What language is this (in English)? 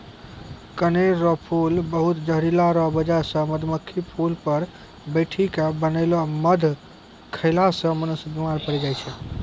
Maithili